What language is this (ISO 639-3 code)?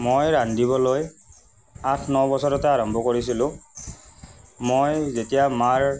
asm